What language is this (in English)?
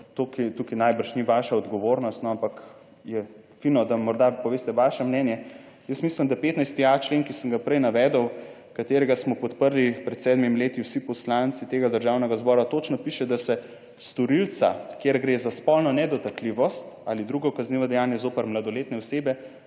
Slovenian